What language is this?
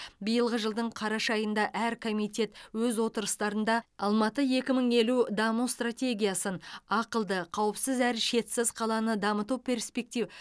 Kazakh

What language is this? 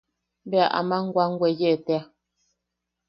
Yaqui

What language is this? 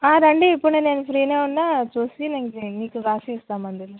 Telugu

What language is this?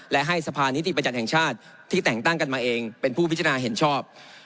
Thai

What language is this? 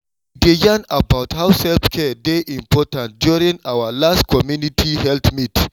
Nigerian Pidgin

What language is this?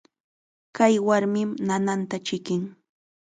Chiquián Ancash Quechua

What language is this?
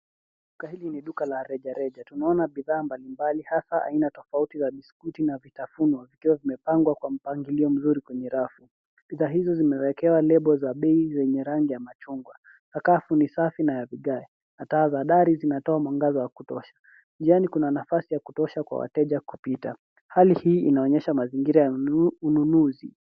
Swahili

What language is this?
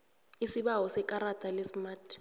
South Ndebele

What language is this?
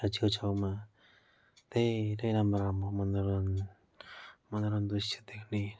Nepali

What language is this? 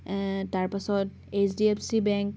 Assamese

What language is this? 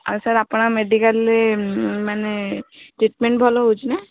Odia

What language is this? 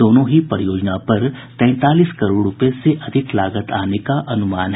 Hindi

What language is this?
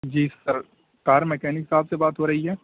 Urdu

